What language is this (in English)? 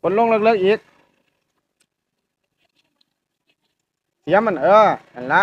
Thai